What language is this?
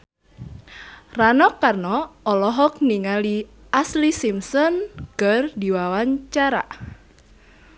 Sundanese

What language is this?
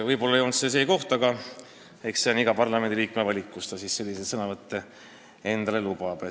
Estonian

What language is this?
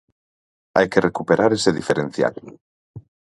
Galician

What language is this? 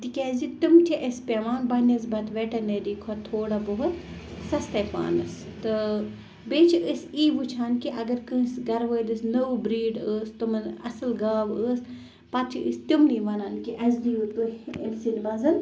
Kashmiri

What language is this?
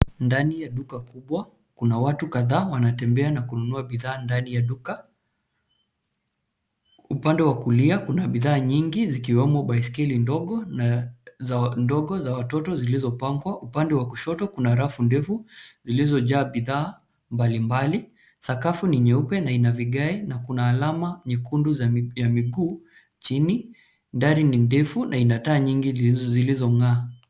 Swahili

